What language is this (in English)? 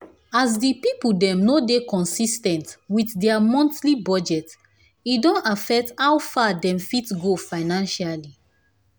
Nigerian Pidgin